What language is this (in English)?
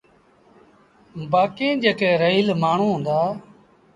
Sindhi Bhil